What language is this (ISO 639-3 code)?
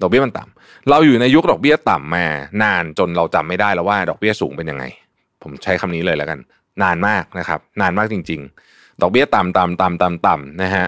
tha